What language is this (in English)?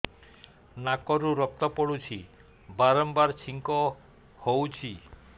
Odia